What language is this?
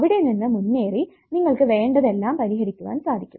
Malayalam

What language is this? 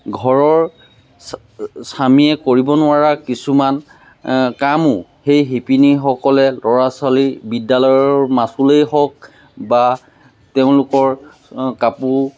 Assamese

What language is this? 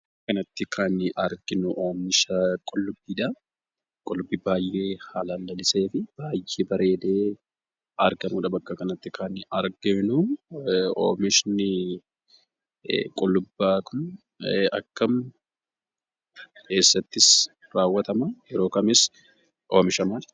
Oromo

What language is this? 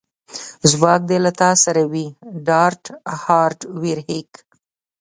Pashto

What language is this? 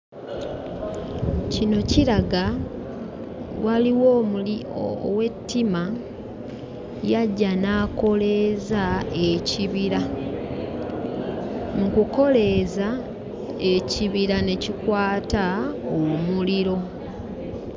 Ganda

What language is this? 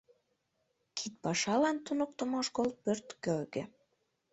Mari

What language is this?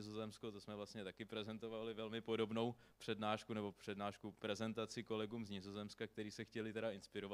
Czech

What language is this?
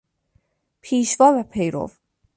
Persian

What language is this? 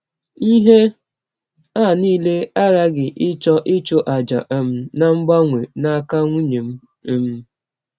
Igbo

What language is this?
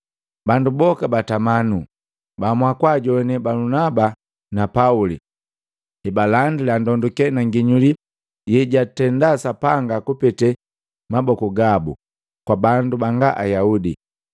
Matengo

